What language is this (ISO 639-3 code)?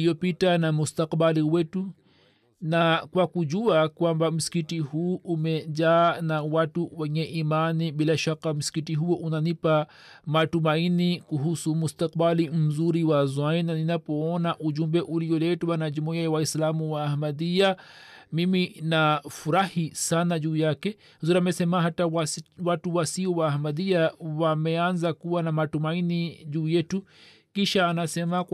swa